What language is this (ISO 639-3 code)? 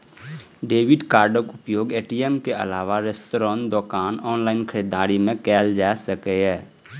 mai